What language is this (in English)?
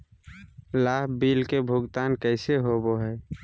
Magahi